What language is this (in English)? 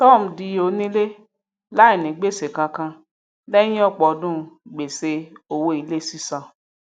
Yoruba